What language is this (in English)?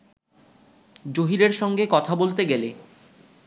Bangla